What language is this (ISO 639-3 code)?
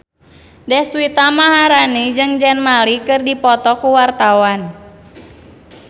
sun